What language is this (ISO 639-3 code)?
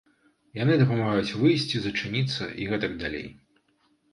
bel